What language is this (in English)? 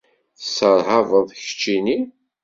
Kabyle